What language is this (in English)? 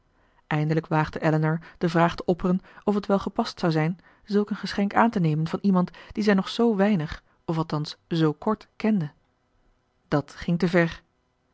Dutch